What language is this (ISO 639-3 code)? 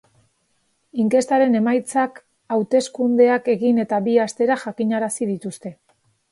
eus